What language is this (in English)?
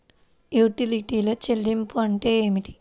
Telugu